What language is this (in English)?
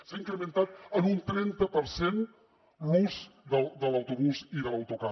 Catalan